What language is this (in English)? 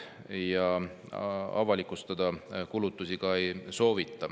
Estonian